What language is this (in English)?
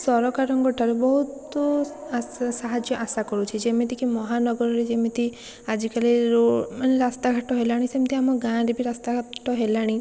Odia